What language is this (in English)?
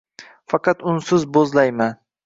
Uzbek